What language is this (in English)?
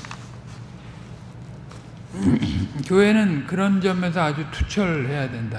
Korean